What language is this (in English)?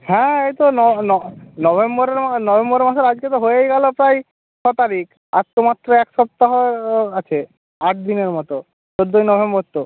Bangla